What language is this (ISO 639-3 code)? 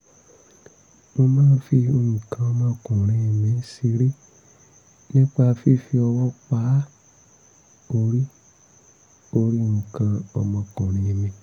yor